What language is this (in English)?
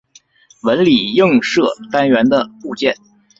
Chinese